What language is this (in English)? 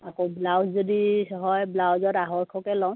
Assamese